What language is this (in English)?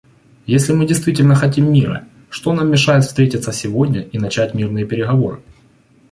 Russian